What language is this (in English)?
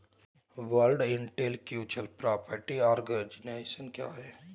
Hindi